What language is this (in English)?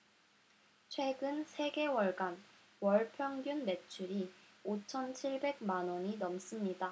Korean